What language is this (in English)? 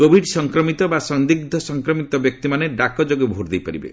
Odia